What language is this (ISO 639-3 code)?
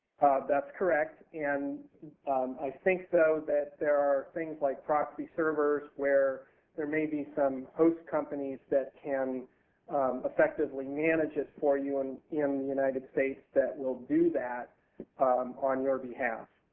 eng